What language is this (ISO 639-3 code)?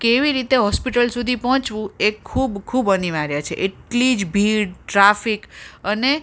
guj